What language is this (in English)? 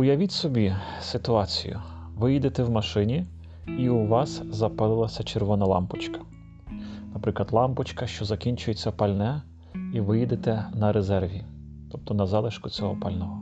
Ukrainian